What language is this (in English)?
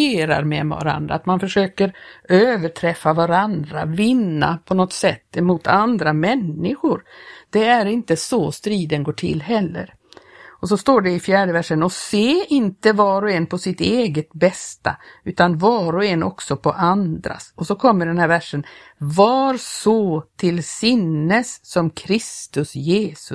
Swedish